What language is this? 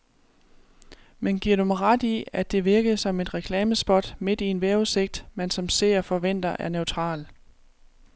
Danish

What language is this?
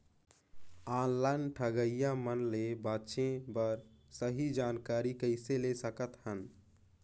Chhattisgarhi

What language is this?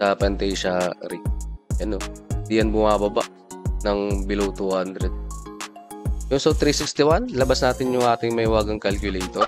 Filipino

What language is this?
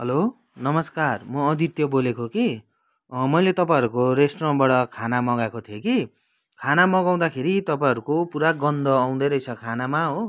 Nepali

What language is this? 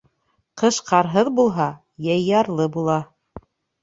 Bashkir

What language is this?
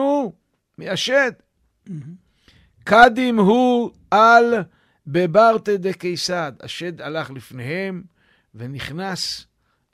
Hebrew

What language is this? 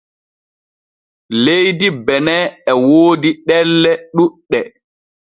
Borgu Fulfulde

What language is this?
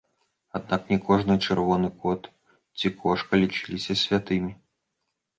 Belarusian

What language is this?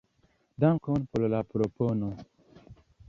Esperanto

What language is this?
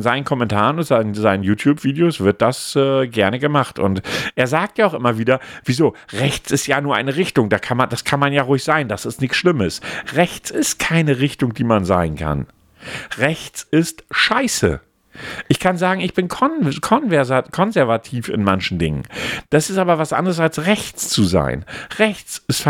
German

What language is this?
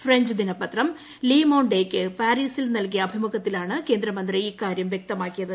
Malayalam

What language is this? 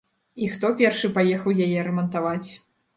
Belarusian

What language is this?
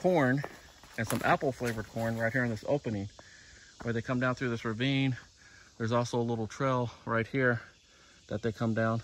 English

